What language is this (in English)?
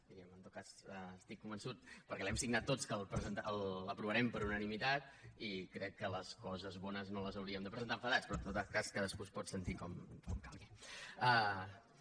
Catalan